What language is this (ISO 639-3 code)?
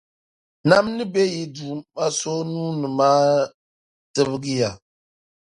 dag